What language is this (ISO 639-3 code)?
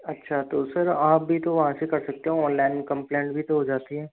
hin